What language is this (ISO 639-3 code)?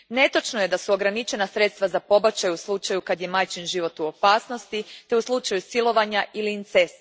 hrv